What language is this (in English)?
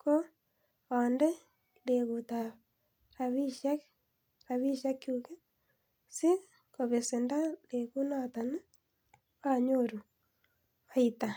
Kalenjin